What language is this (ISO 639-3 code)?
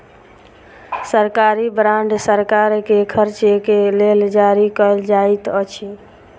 mai